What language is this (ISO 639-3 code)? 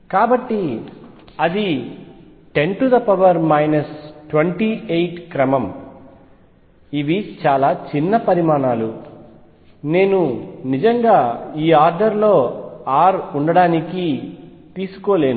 tel